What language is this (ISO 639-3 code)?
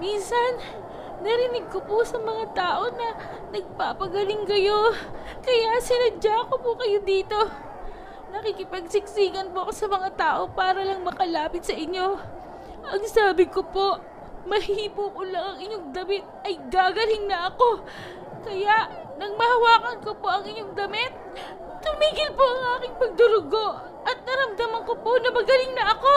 fil